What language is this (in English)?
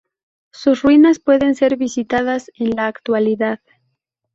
Spanish